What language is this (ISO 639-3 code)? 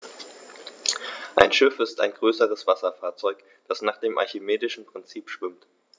deu